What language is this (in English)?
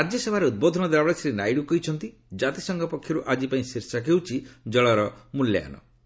Odia